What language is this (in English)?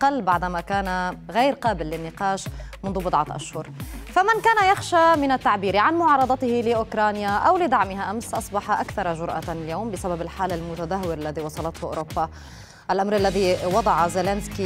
Arabic